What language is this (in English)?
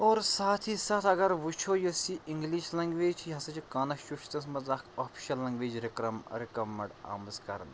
Kashmiri